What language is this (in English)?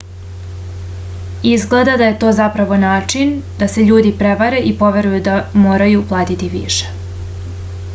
Serbian